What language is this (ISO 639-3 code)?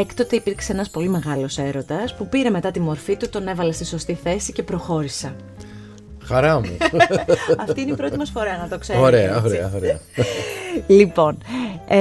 ell